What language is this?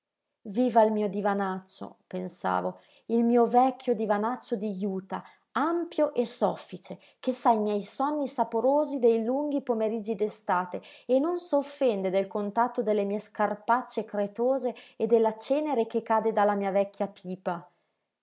Italian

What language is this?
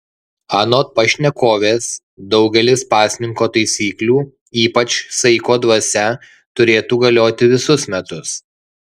Lithuanian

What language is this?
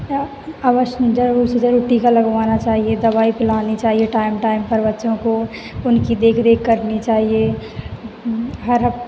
Hindi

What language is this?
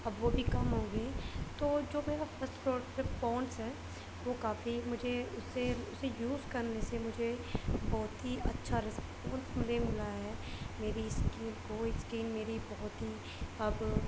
Urdu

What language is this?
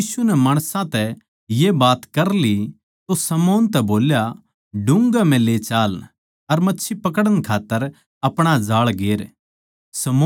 Haryanvi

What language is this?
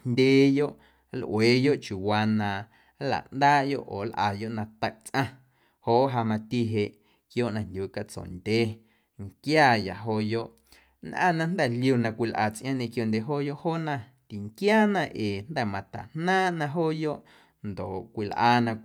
Guerrero Amuzgo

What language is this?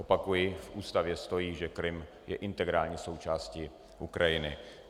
Czech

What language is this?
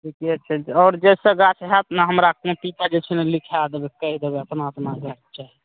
Maithili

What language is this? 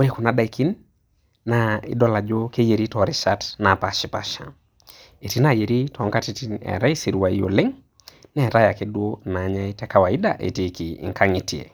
Masai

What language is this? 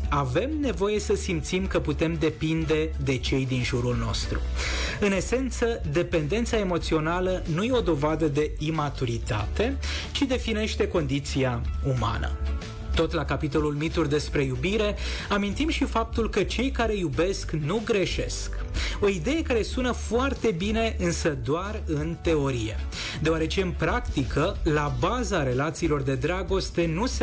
Romanian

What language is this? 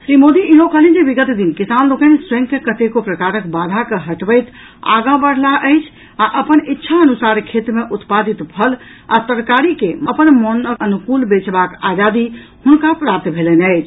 Maithili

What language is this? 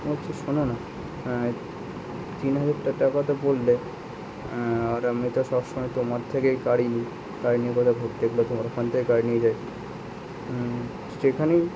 Bangla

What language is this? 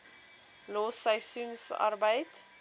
Afrikaans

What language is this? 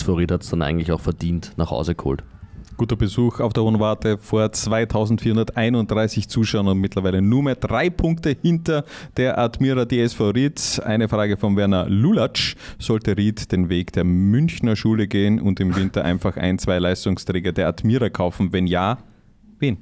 German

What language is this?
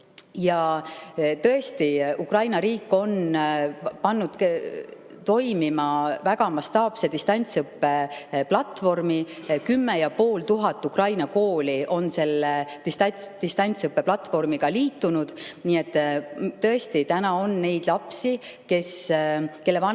Estonian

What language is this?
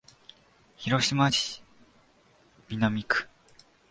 Japanese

